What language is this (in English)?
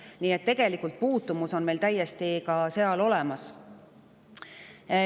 Estonian